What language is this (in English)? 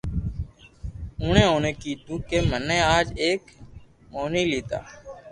Loarki